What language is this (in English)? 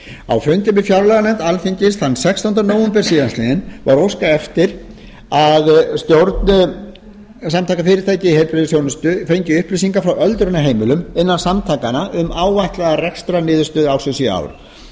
Icelandic